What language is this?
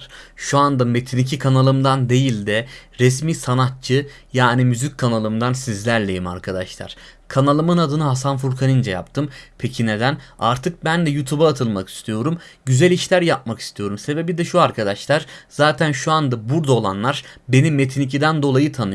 Turkish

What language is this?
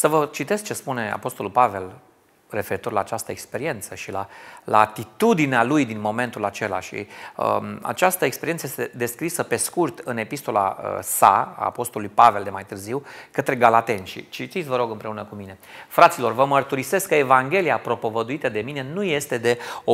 Romanian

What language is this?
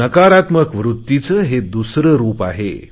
Marathi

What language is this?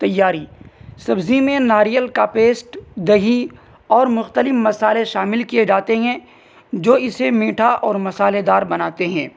Urdu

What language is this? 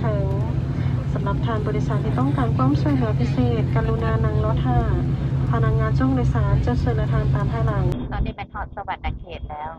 Thai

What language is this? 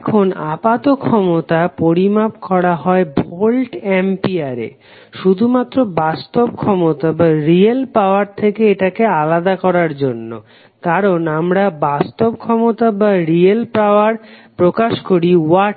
Bangla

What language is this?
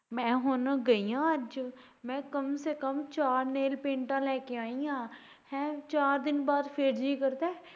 Punjabi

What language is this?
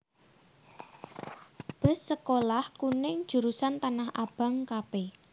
Javanese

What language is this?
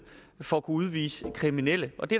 Danish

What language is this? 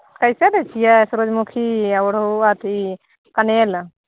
Maithili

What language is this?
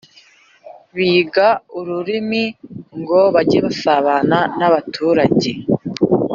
Kinyarwanda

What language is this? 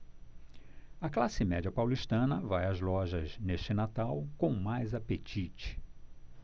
Portuguese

